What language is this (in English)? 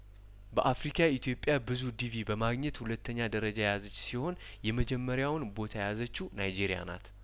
Amharic